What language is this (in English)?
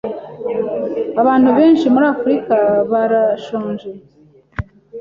Kinyarwanda